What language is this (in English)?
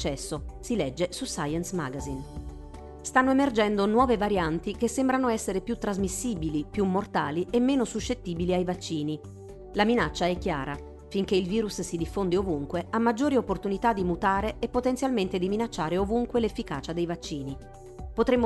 Italian